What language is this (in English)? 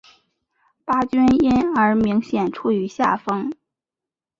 Chinese